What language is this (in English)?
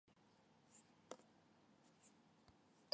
Chinese